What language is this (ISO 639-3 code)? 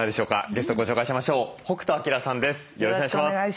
jpn